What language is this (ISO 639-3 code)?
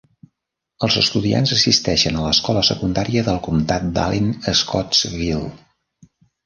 cat